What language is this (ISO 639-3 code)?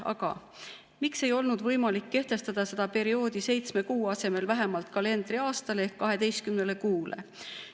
est